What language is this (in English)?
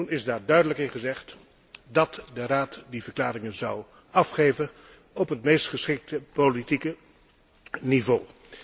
Dutch